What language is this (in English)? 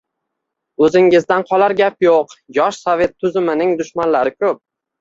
Uzbek